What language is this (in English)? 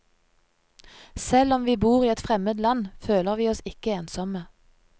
Norwegian